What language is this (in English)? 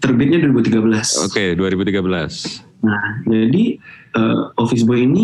Indonesian